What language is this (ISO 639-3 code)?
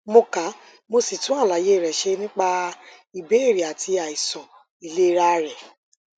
yor